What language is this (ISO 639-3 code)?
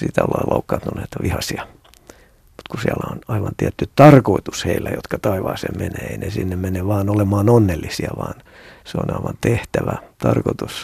fin